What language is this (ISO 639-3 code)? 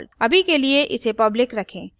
hin